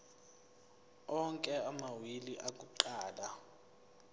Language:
Zulu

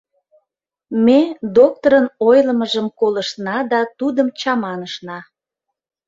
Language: Mari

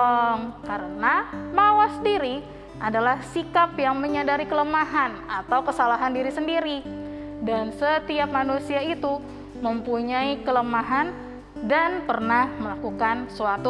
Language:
Indonesian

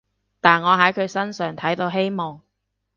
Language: Cantonese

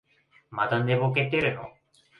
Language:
Japanese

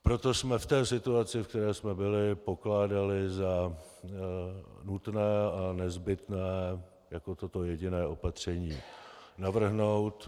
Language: Czech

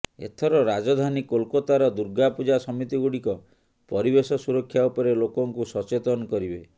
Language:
Odia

